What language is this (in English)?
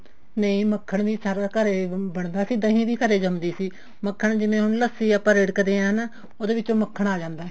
Punjabi